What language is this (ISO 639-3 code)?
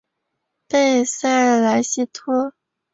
zho